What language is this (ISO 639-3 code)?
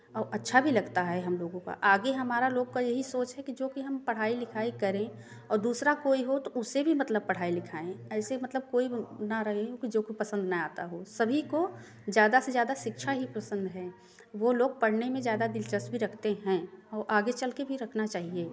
hin